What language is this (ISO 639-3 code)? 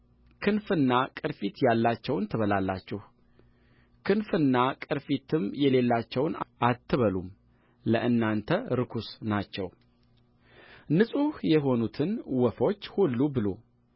amh